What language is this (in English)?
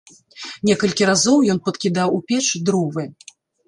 Belarusian